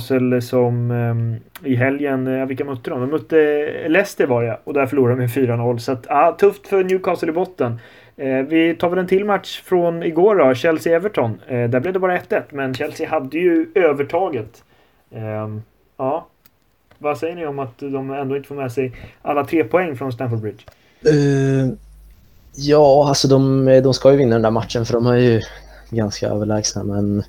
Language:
Swedish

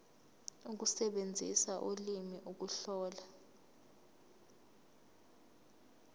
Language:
Zulu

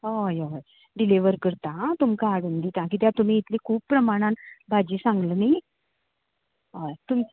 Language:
Konkani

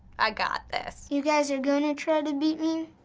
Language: English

